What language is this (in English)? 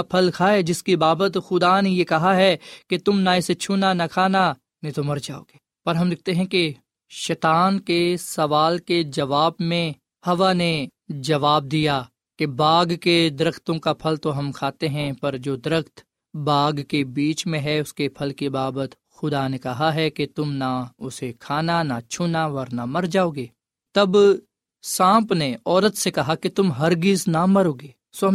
Urdu